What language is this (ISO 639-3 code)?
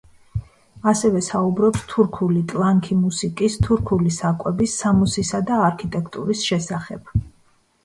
kat